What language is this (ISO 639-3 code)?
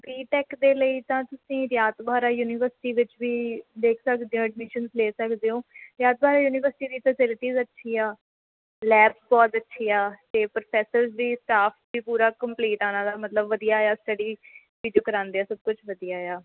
pan